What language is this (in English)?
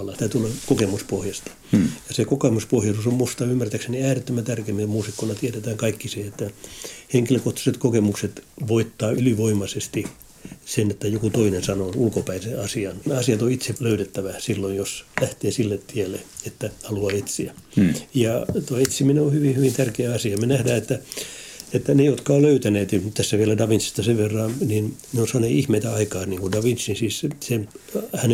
Finnish